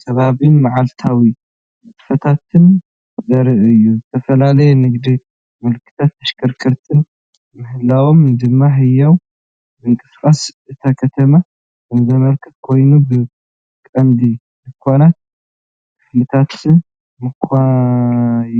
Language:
Tigrinya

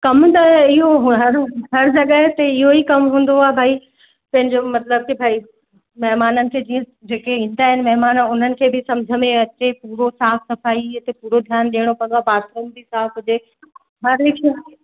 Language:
Sindhi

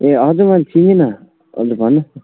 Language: Nepali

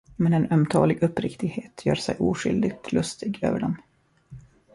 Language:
Swedish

